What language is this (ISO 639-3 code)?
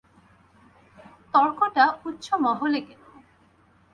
ben